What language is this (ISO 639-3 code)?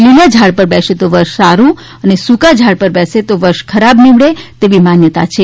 guj